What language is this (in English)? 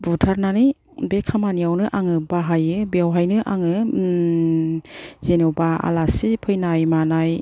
Bodo